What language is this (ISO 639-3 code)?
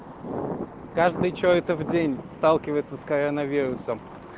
rus